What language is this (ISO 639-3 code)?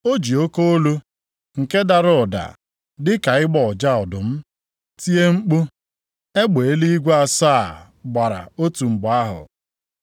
ibo